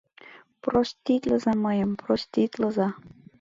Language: Mari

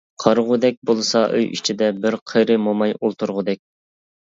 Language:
Uyghur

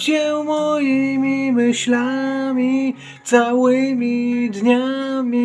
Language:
Polish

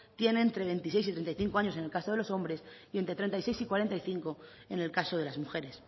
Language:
Spanish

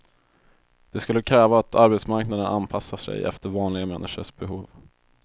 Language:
Swedish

